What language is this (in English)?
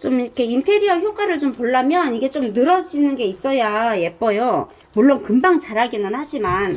Korean